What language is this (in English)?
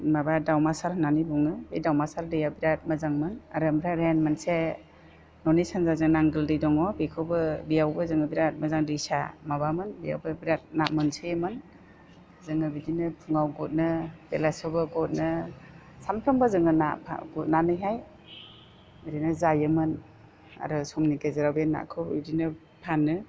Bodo